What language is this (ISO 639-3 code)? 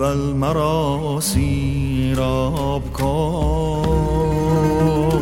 fas